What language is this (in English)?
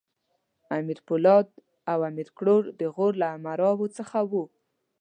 Pashto